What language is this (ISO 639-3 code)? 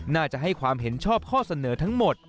tha